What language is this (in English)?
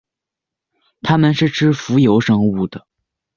Chinese